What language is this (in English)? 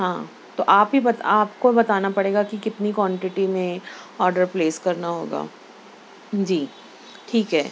Urdu